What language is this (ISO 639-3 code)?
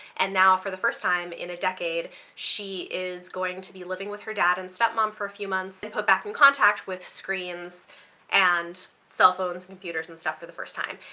eng